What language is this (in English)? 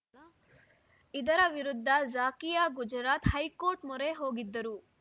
Kannada